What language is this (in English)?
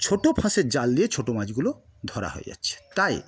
Bangla